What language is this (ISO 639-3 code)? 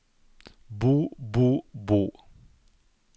nor